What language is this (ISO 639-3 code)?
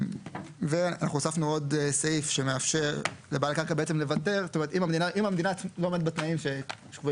heb